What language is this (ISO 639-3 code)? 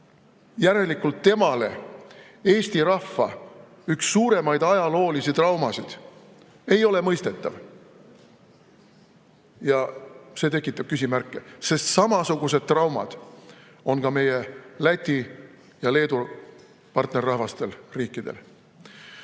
est